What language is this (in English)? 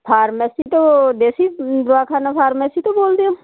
Punjabi